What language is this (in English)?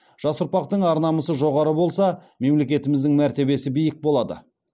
Kazakh